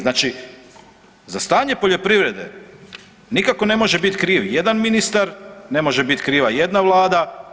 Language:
Croatian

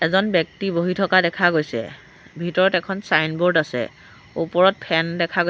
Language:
Assamese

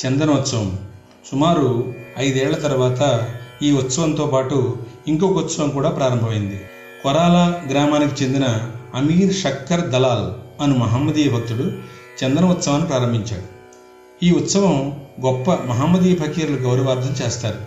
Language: Telugu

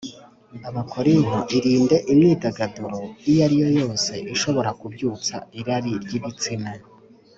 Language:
Kinyarwanda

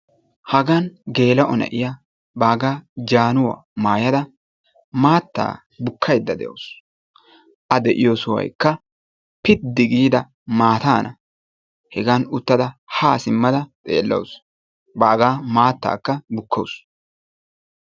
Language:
Wolaytta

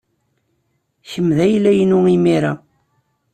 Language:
Kabyle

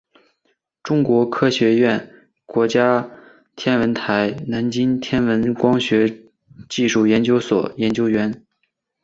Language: Chinese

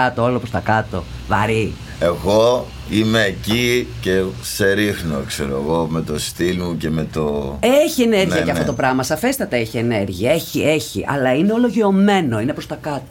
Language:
Greek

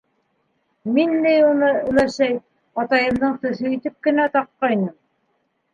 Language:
Bashkir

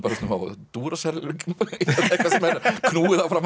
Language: Icelandic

